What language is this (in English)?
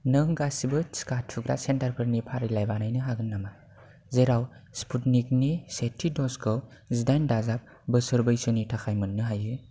Bodo